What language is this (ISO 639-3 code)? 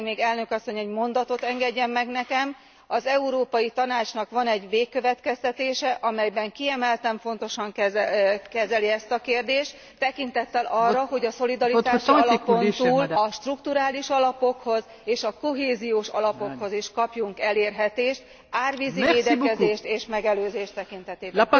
hun